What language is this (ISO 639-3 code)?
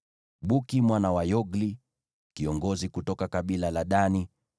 swa